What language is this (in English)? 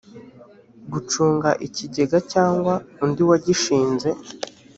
Kinyarwanda